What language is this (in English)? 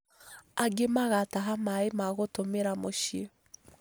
Kikuyu